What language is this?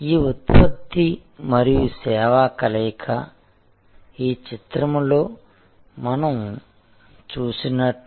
Telugu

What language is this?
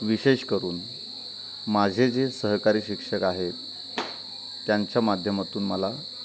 Marathi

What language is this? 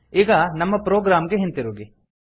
Kannada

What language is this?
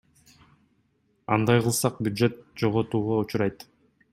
Kyrgyz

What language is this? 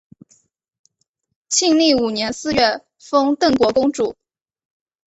Chinese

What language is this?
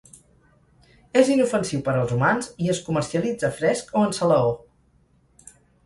Catalan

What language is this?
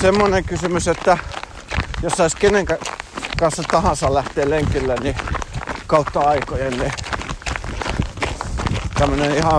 Finnish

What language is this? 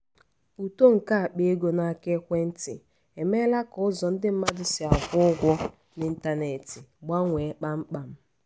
Igbo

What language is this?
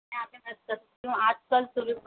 Hindi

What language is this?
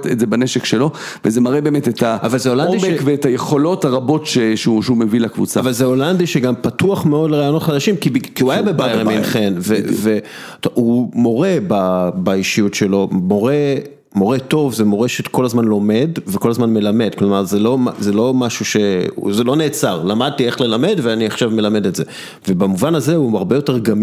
Hebrew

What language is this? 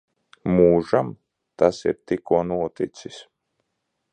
Latvian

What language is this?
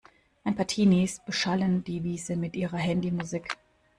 German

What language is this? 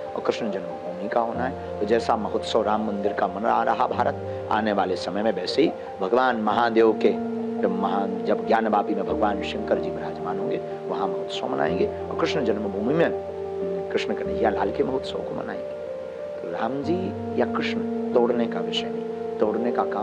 Hindi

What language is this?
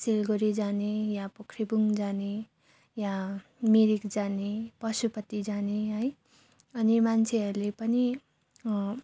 Nepali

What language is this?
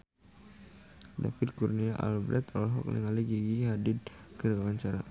Sundanese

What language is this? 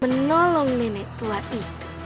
Indonesian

